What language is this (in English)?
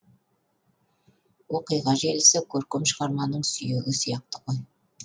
Kazakh